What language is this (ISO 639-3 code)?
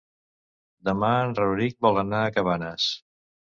cat